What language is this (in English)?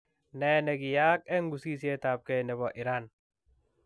Kalenjin